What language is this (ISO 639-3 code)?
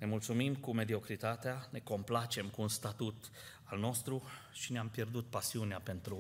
ron